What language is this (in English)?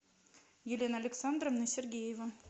Russian